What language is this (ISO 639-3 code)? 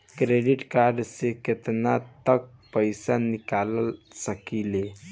bho